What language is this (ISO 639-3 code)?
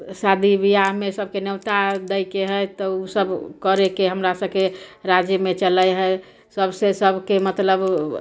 mai